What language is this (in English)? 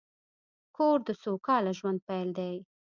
Pashto